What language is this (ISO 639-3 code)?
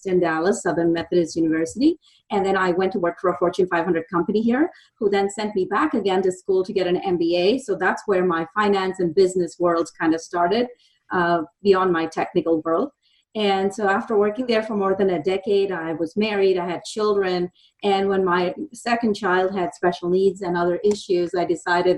eng